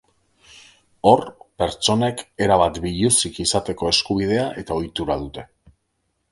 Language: Basque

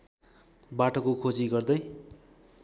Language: Nepali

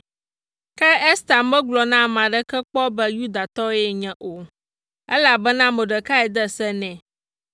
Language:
Ewe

